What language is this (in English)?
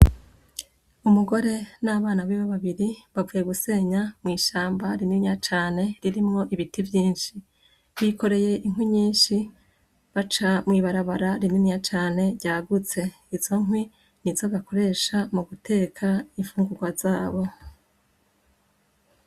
Rundi